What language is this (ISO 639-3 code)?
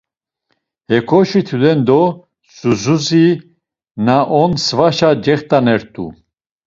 lzz